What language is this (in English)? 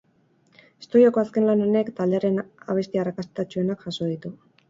Basque